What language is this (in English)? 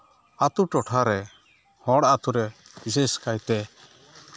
Santali